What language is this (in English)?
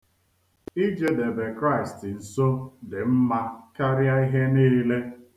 Igbo